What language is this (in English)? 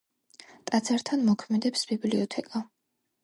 Georgian